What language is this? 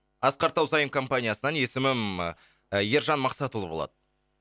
Kazakh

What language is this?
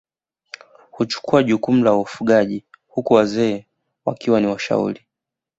Swahili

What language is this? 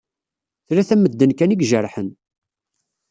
Kabyle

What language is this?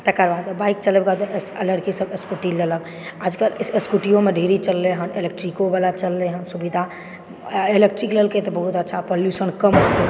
Maithili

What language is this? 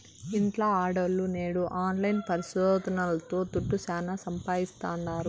Telugu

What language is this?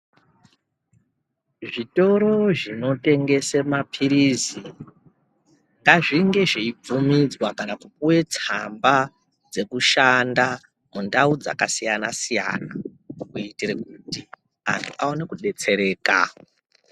Ndau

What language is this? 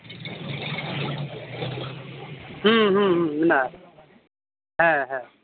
Santali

